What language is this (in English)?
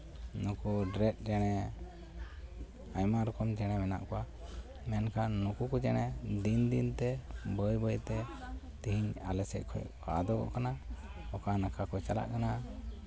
Santali